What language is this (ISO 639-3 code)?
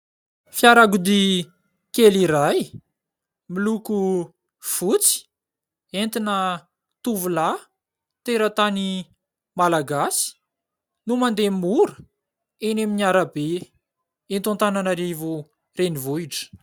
mlg